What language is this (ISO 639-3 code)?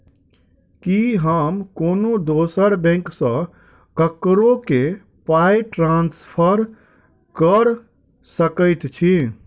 mai